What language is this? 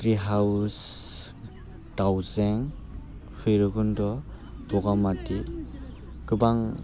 Bodo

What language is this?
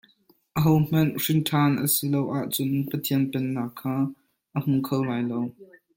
Hakha Chin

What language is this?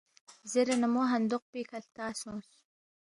Balti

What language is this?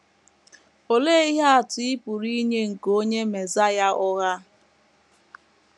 Igbo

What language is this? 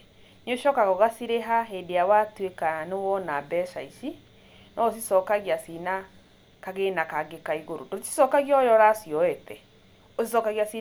Kikuyu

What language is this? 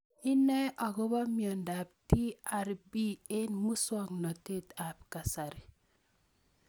Kalenjin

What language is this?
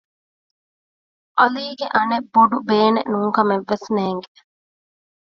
Divehi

